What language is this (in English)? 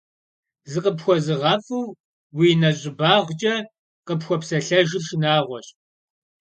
Kabardian